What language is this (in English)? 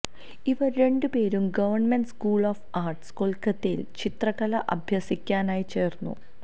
Malayalam